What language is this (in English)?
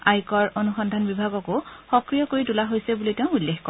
Assamese